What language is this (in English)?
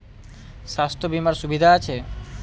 Bangla